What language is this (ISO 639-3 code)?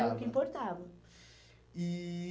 por